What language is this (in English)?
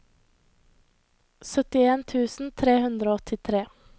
Norwegian